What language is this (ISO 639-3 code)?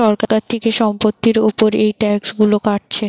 ben